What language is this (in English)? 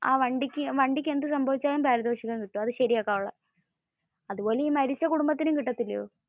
Malayalam